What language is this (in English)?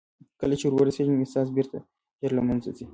Pashto